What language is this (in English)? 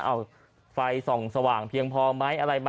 Thai